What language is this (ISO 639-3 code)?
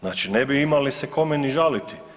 hrv